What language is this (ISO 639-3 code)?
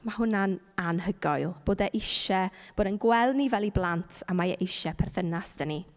cym